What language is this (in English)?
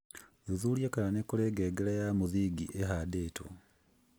Kikuyu